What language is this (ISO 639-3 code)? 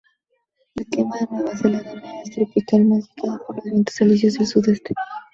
spa